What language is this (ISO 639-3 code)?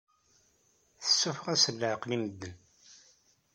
kab